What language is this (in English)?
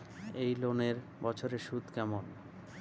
Bangla